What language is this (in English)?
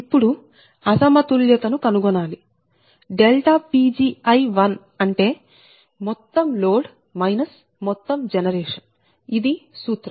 Telugu